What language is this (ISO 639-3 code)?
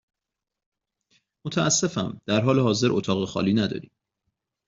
fas